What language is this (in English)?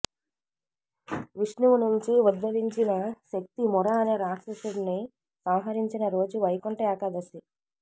Telugu